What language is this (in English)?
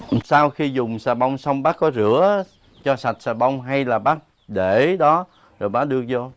Vietnamese